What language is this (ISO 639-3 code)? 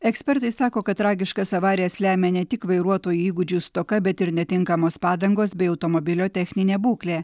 lit